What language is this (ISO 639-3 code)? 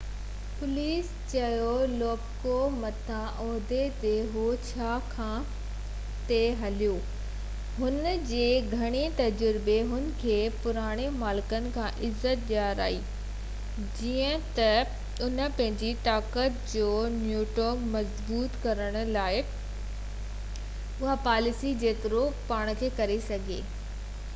snd